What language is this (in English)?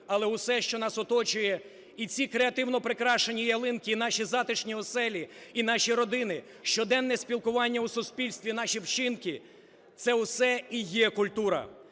Ukrainian